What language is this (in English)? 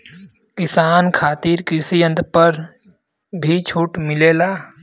Bhojpuri